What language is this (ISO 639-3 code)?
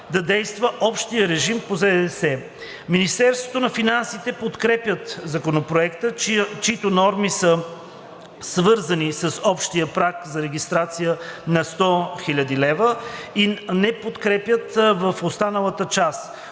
bul